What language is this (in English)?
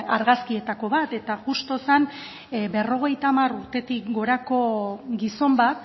Basque